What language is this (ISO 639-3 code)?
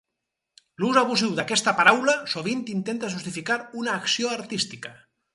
cat